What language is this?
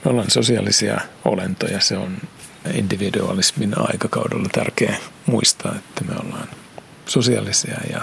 Finnish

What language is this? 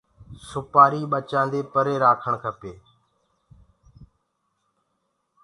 Gurgula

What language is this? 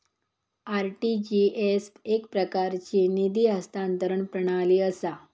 Marathi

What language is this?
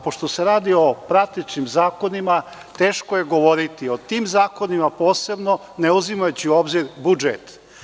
Serbian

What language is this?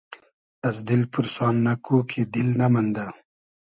Hazaragi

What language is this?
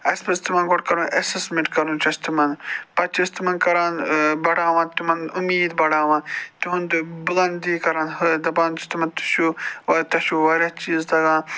Kashmiri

